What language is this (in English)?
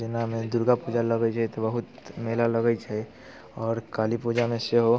Maithili